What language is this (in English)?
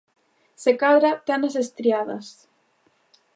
Galician